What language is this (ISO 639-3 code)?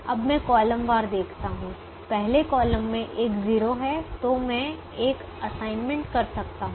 hin